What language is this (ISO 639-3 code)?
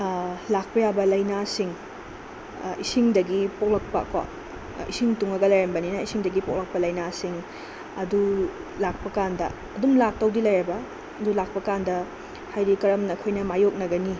mni